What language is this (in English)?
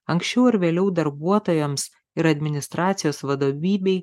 Lithuanian